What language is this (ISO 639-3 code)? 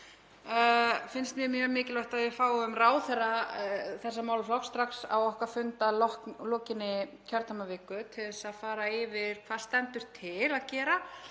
isl